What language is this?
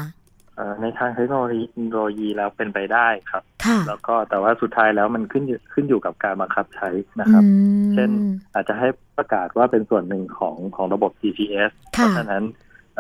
Thai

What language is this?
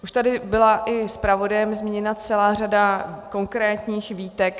Czech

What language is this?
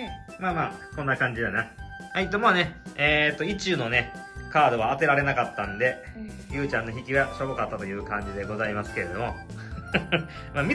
Japanese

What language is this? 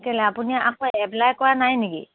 Assamese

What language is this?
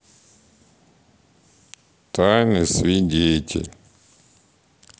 Russian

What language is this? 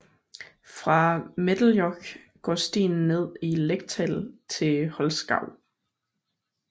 Danish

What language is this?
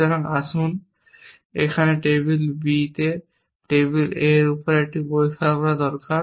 Bangla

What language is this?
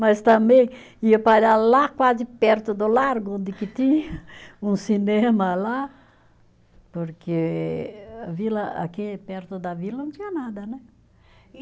Portuguese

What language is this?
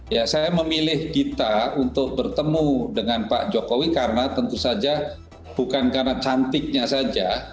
Indonesian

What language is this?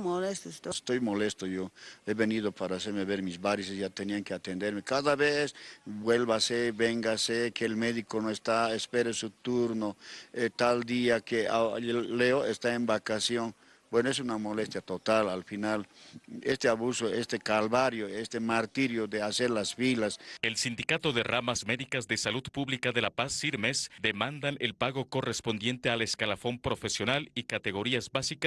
Spanish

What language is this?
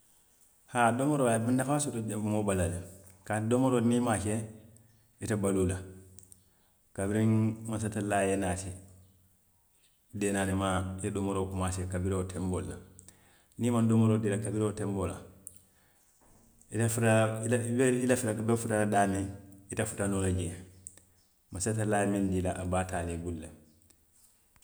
Western Maninkakan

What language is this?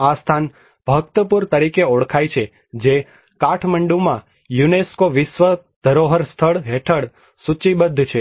Gujarati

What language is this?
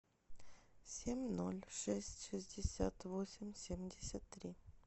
Russian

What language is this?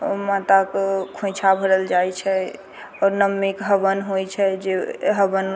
Maithili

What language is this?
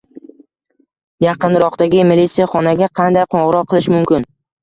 Uzbek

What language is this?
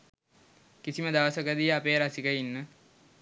Sinhala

